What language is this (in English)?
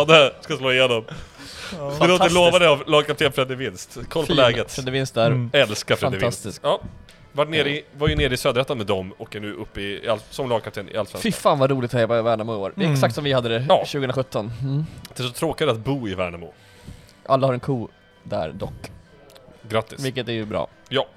Swedish